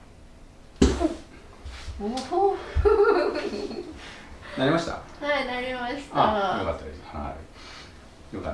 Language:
Japanese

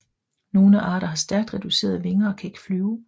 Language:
Danish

